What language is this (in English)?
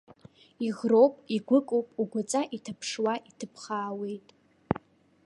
Abkhazian